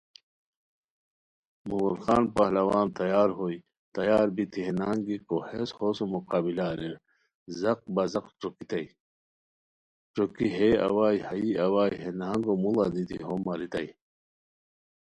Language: Khowar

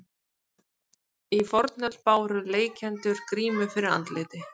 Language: Icelandic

